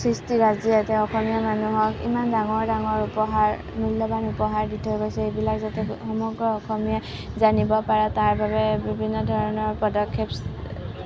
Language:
Assamese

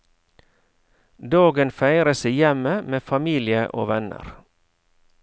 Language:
Norwegian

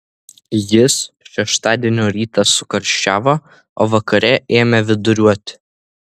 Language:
Lithuanian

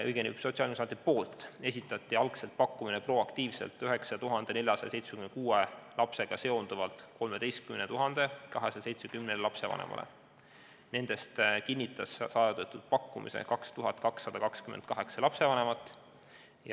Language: Estonian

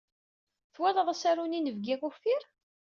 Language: Kabyle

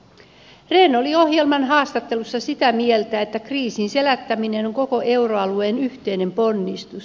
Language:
Finnish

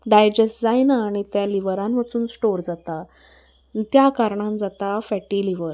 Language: Konkani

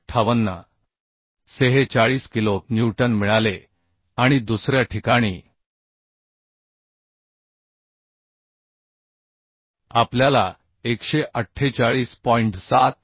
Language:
Marathi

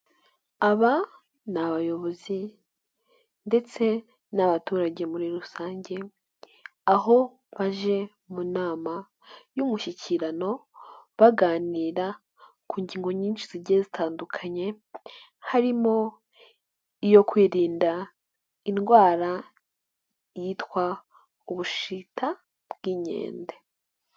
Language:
Kinyarwanda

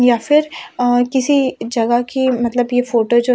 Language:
Hindi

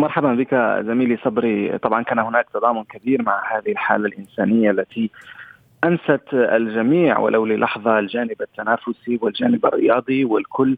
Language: Arabic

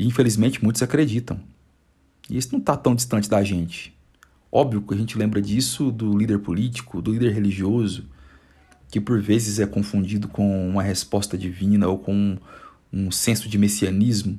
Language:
Portuguese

